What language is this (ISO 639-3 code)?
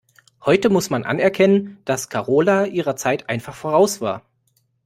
deu